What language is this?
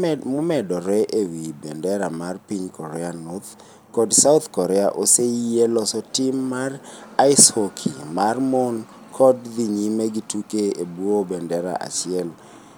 Luo (Kenya and Tanzania)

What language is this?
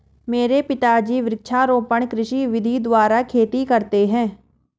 Hindi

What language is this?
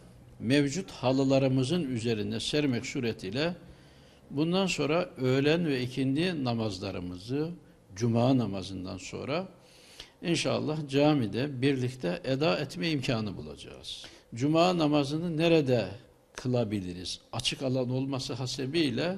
Turkish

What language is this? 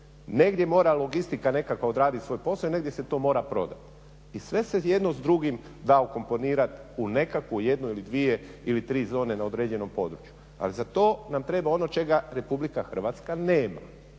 Croatian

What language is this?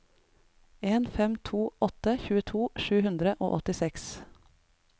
Norwegian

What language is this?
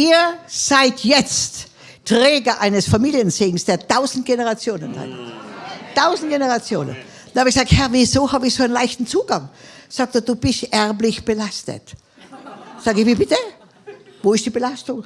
German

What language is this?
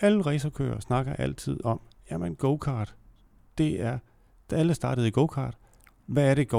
Danish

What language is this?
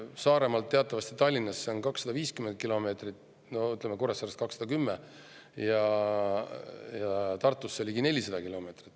Estonian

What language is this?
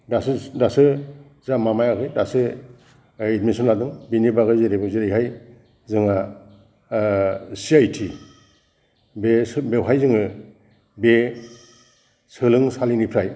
Bodo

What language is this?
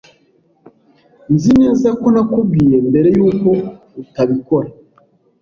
Kinyarwanda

